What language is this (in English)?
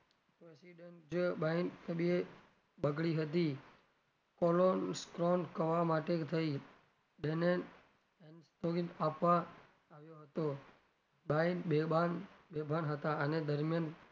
Gujarati